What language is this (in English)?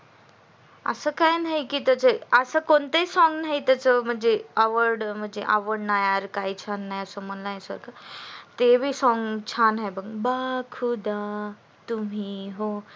Marathi